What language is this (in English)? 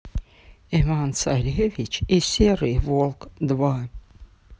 Russian